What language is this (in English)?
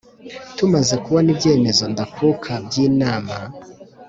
Kinyarwanda